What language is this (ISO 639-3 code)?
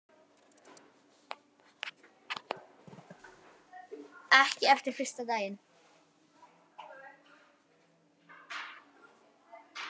isl